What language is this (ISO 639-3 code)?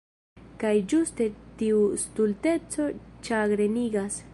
epo